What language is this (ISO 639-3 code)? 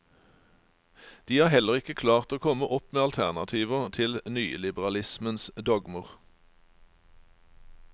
nor